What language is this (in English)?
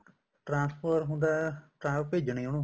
Punjabi